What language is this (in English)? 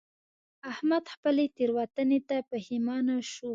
Pashto